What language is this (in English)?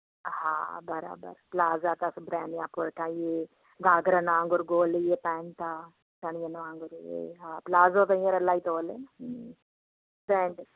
Sindhi